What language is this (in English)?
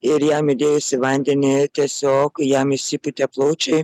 Lithuanian